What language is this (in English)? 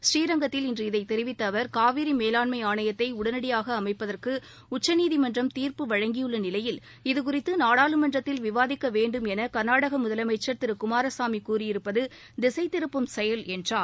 Tamil